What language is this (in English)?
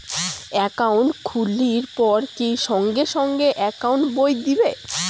Bangla